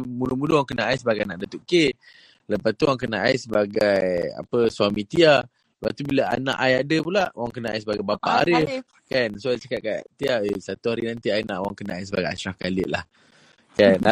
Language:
Malay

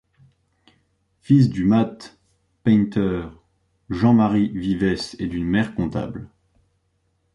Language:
French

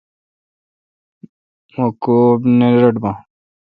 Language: Kalkoti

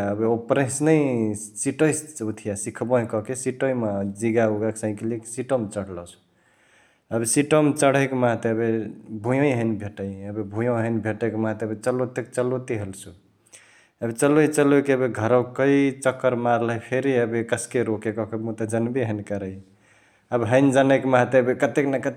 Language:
Chitwania Tharu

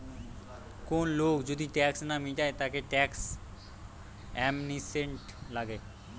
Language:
Bangla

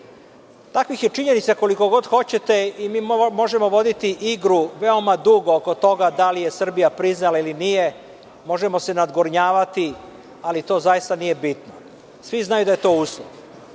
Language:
Serbian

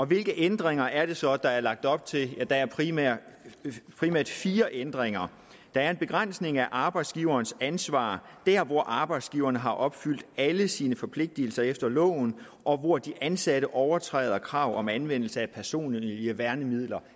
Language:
Danish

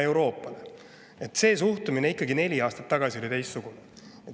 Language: Estonian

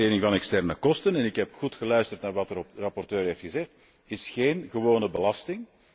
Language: Dutch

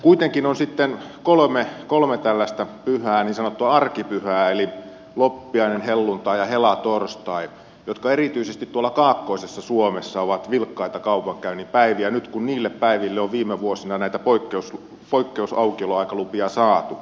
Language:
Finnish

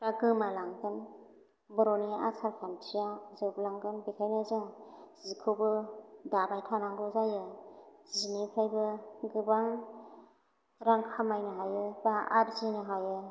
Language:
Bodo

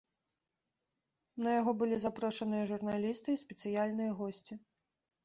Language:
Belarusian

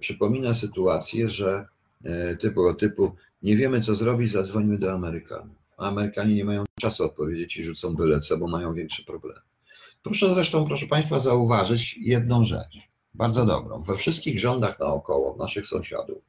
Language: Polish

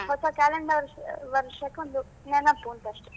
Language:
Kannada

